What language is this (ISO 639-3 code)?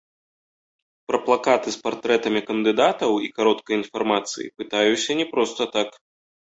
bel